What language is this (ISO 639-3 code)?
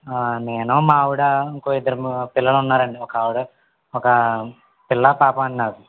tel